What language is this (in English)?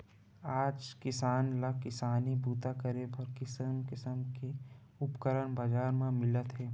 Chhattisgarhi